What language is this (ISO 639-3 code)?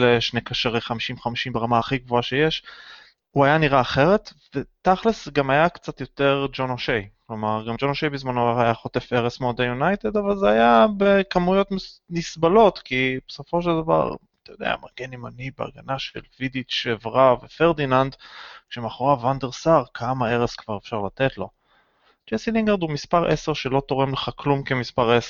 heb